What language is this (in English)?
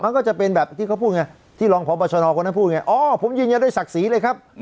Thai